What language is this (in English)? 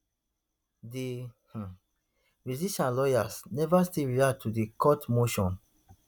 Nigerian Pidgin